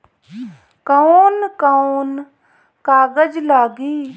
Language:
Bhojpuri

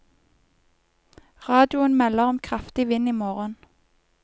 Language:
Norwegian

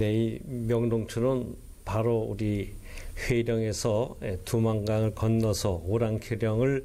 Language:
Korean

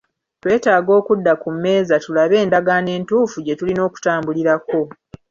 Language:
Ganda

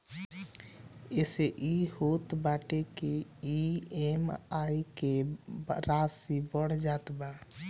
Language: Bhojpuri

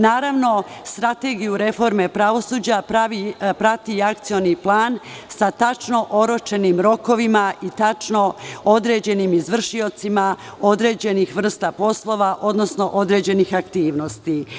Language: Serbian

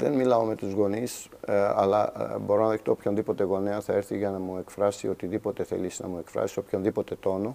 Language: Greek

